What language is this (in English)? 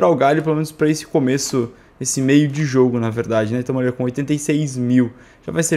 Portuguese